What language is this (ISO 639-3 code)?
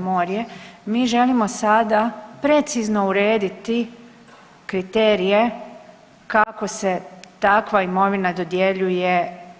hrv